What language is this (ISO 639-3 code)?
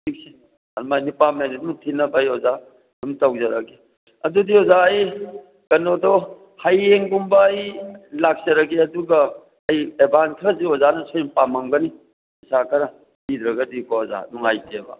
mni